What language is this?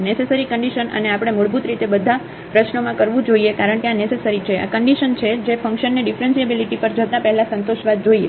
Gujarati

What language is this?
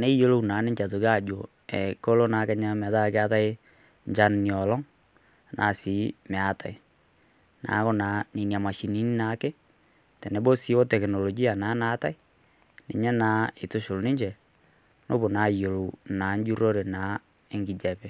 Masai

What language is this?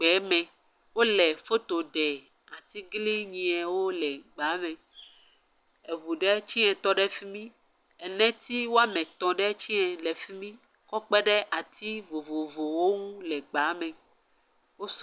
Ewe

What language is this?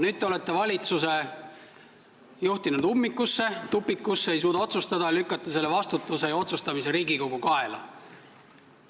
Estonian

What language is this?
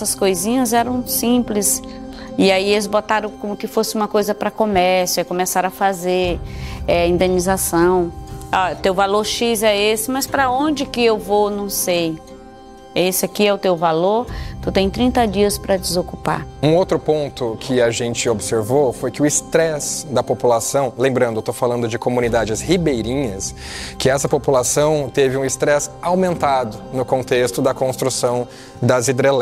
Portuguese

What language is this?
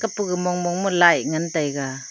Wancho Naga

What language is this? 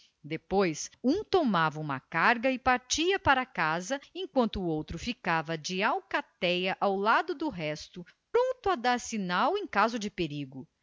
Portuguese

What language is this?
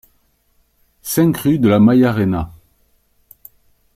French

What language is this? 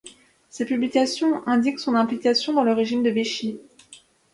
French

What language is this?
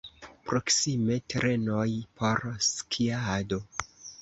Esperanto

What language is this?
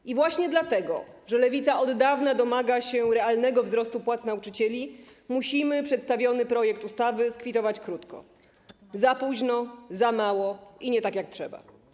Polish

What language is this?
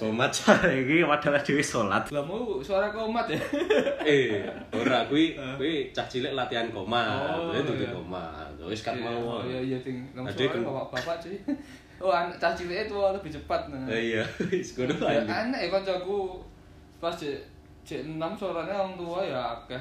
Indonesian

